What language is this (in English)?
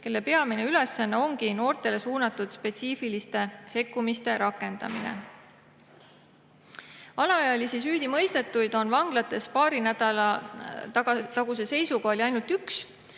Estonian